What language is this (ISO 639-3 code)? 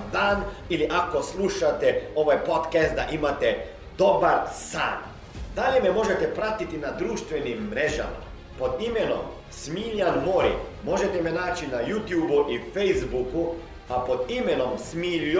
hrv